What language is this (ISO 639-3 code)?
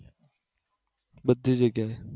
guj